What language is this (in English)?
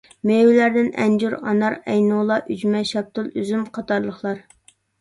Uyghur